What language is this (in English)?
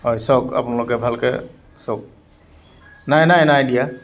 Assamese